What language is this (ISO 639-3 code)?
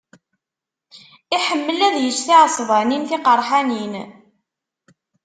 kab